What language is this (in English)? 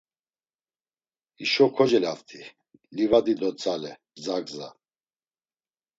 Laz